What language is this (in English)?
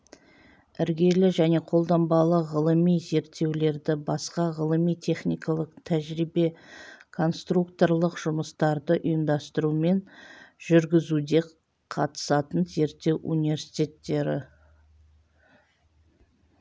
Kazakh